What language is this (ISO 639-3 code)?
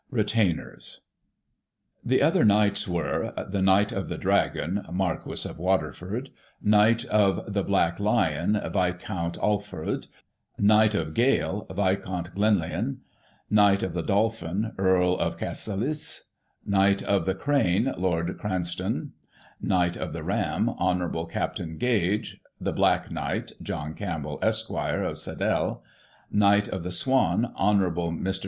eng